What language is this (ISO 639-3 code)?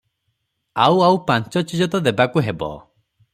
ori